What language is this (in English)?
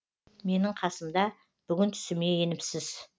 Kazakh